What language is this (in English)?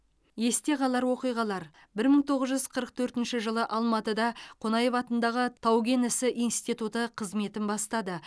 Kazakh